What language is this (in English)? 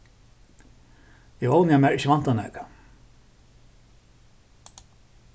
Faroese